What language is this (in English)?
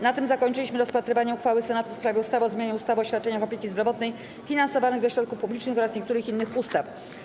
Polish